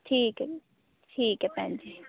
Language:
Punjabi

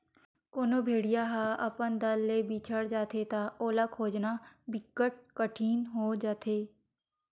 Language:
Chhattisgarhi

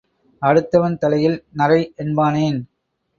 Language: Tamil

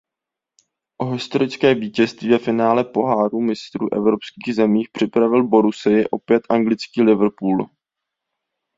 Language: Czech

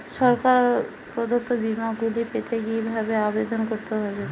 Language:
Bangla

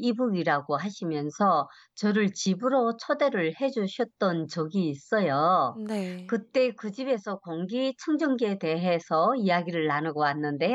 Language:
Korean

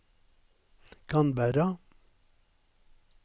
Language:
Norwegian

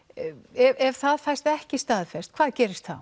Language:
Icelandic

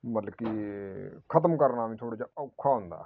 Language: Punjabi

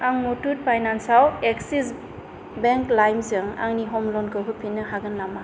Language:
Bodo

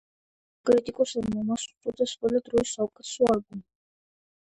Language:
Georgian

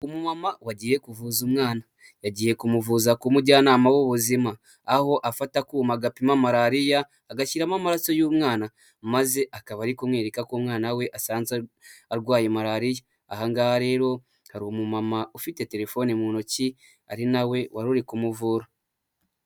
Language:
Kinyarwanda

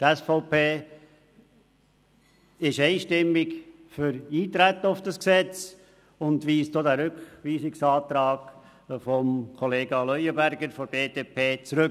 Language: Swiss German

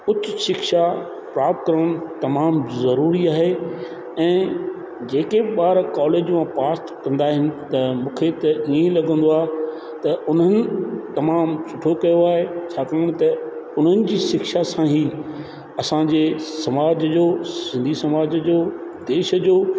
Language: Sindhi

